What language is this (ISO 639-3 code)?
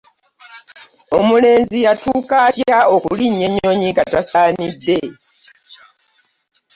lug